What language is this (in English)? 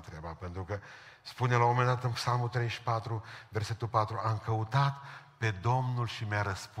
Romanian